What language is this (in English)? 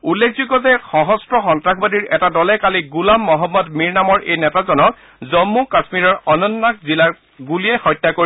Assamese